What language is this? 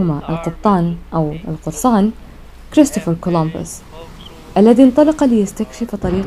Arabic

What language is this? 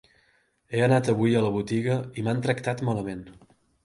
Catalan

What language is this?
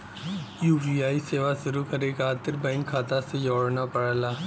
Bhojpuri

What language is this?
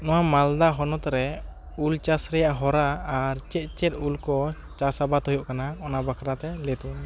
Santali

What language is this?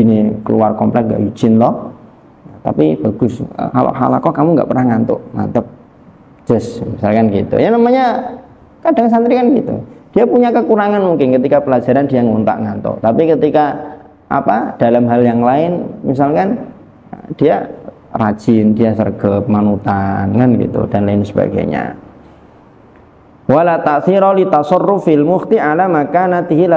Indonesian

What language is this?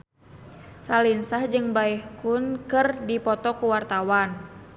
Sundanese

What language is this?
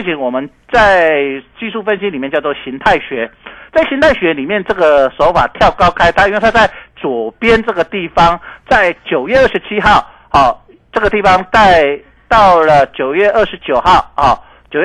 Chinese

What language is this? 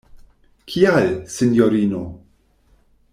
Esperanto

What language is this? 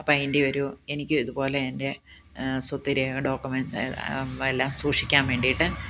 Malayalam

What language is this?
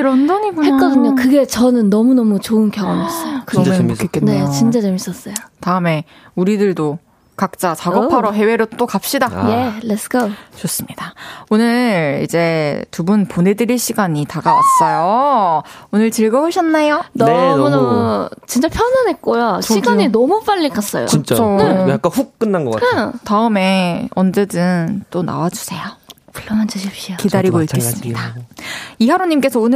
Korean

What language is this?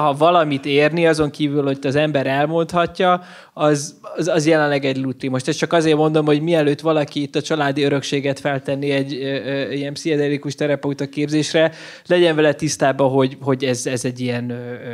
Hungarian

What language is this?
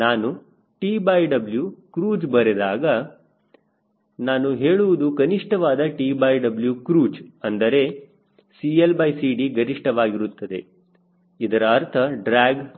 Kannada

